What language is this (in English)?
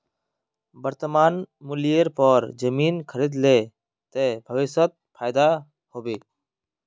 Magahi